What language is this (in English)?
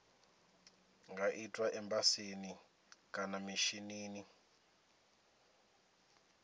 Venda